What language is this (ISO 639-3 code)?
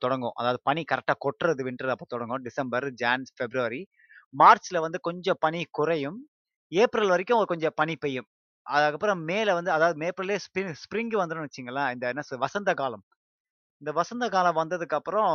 tam